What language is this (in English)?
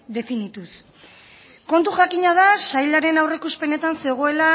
Basque